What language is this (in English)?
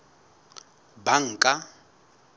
Southern Sotho